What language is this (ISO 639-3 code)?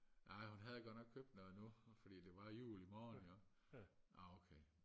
dan